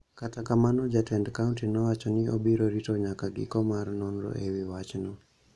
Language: Luo (Kenya and Tanzania)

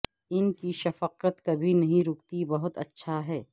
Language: Urdu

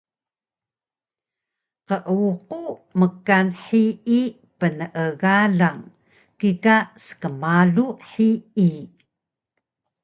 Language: Taroko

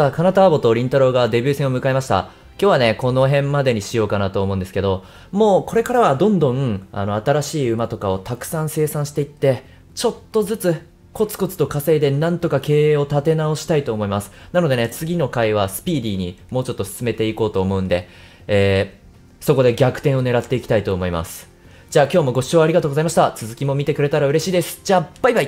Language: Japanese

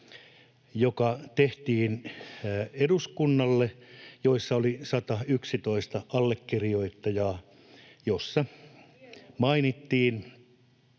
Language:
Finnish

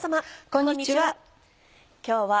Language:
Japanese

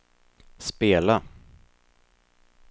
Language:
Swedish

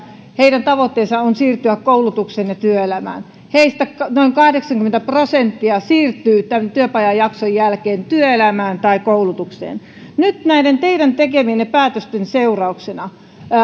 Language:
Finnish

